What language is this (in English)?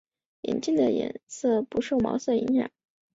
Chinese